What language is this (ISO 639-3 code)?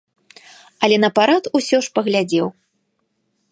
bel